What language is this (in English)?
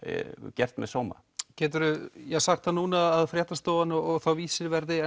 Icelandic